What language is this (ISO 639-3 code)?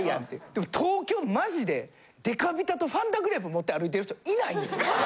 jpn